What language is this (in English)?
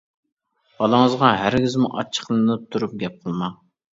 Uyghur